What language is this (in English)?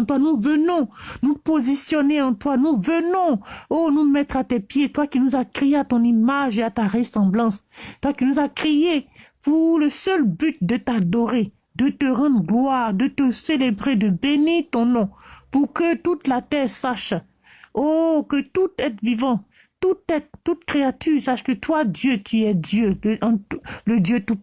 French